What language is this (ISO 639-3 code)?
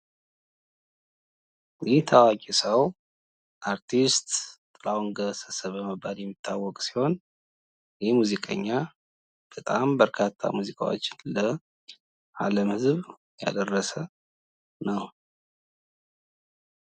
amh